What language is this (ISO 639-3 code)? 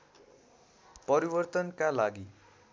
nep